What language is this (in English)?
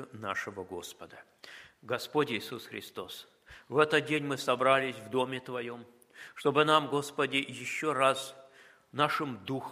Russian